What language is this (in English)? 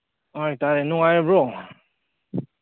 Manipuri